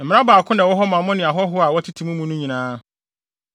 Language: Akan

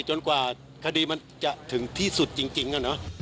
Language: Thai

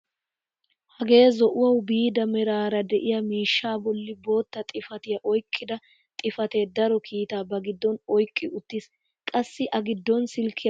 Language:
Wolaytta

